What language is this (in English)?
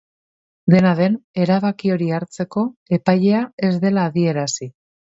Basque